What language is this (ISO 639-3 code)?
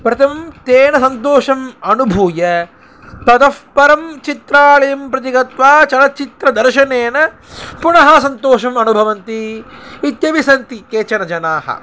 san